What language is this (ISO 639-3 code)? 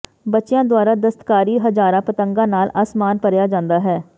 pan